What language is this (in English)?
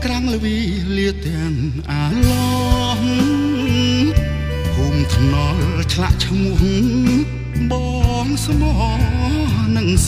Thai